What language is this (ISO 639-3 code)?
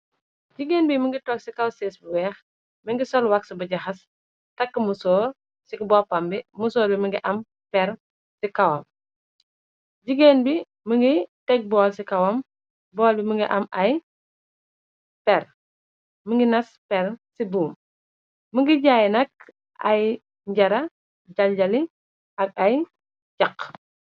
wol